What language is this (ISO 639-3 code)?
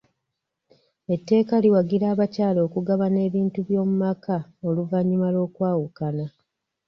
lug